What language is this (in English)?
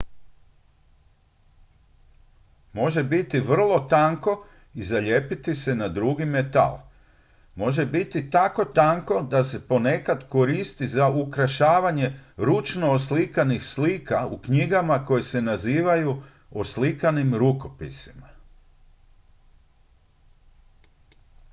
Croatian